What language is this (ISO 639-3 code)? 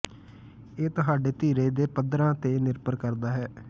pan